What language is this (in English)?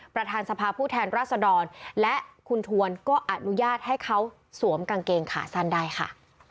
Thai